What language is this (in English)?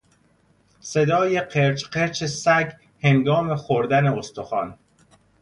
Persian